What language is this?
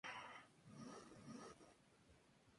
Spanish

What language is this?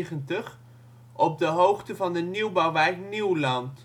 Dutch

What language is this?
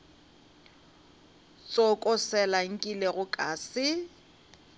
Northern Sotho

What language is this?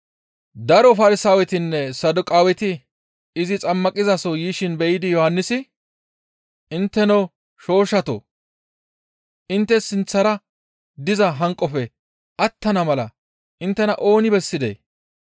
Gamo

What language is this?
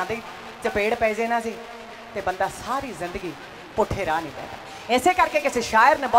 Hindi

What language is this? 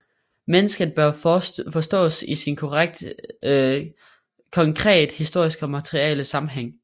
Danish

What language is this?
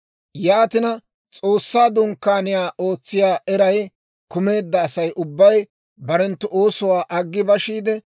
Dawro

